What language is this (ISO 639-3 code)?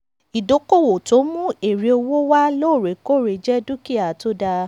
yor